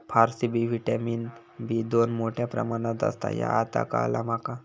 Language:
Marathi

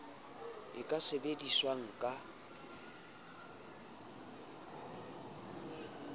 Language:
Southern Sotho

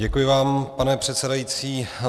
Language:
Czech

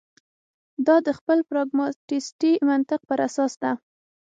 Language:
Pashto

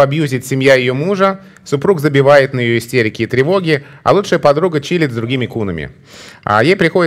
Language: Russian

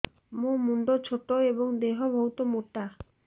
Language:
Odia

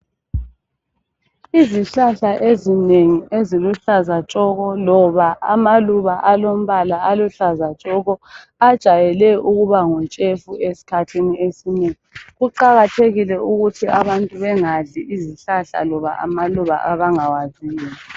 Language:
North Ndebele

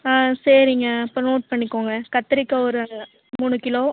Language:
Tamil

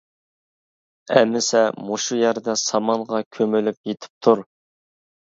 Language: Uyghur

